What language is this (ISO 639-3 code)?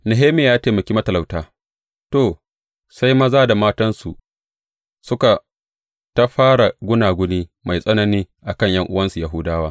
hau